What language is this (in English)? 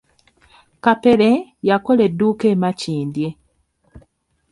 Ganda